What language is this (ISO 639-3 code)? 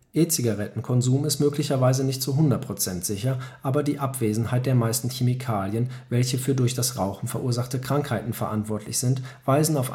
deu